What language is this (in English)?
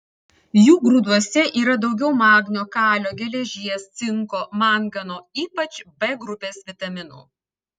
Lithuanian